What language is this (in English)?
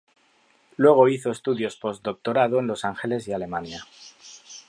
Spanish